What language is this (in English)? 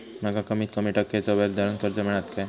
Marathi